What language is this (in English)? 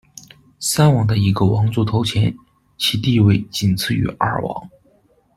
Chinese